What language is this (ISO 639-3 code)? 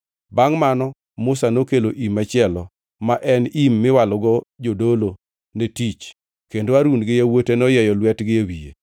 luo